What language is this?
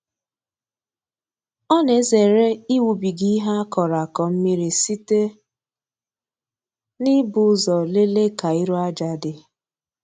Igbo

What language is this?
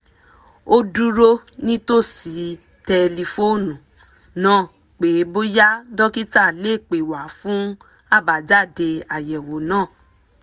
Yoruba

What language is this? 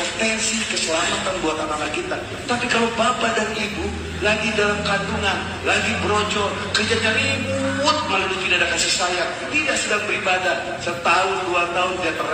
Indonesian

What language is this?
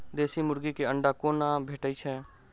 Maithili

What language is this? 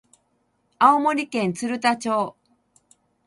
Japanese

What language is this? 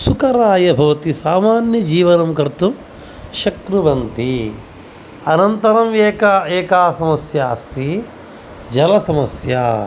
Sanskrit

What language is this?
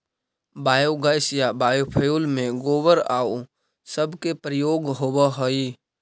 Magahi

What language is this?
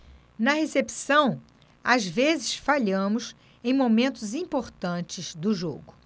Portuguese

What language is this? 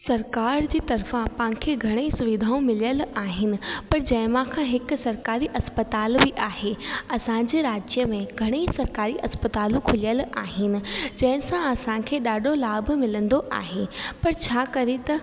Sindhi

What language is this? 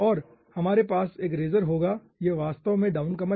Hindi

